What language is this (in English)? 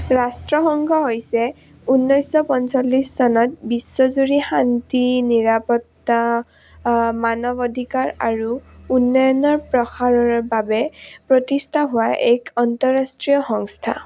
Assamese